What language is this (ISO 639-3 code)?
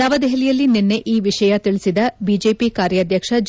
kan